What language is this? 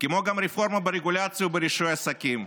Hebrew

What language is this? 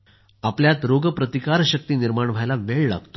Marathi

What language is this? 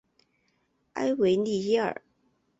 Chinese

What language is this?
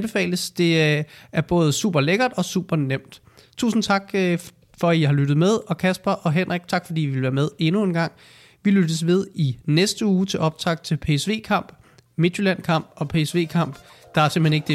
Danish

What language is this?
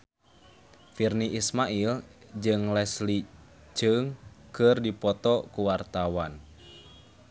Sundanese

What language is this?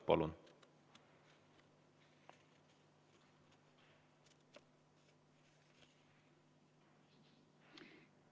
Estonian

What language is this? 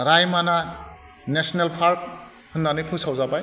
Bodo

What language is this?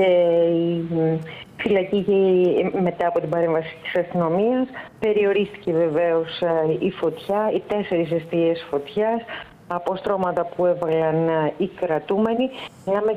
Greek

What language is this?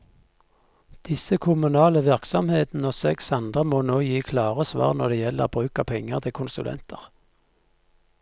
Norwegian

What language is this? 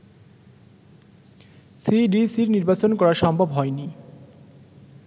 Bangla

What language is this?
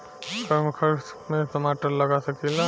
Bhojpuri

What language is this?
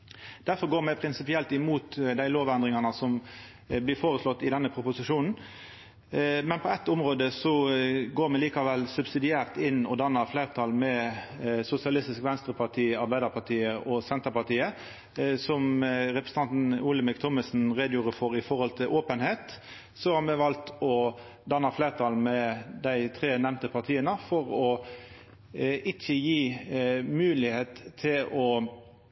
Norwegian Nynorsk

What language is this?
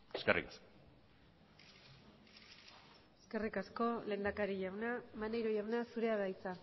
Basque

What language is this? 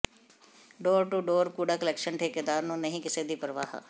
Punjabi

